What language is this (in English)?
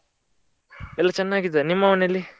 Kannada